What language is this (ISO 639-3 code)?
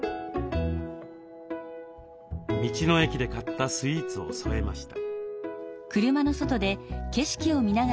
jpn